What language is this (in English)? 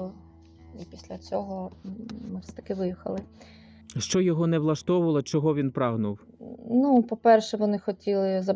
Ukrainian